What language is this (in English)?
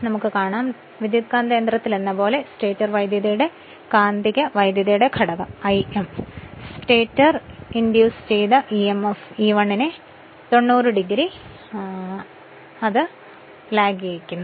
Malayalam